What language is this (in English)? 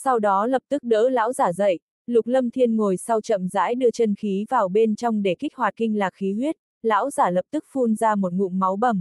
Vietnamese